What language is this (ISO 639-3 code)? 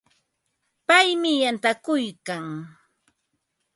qva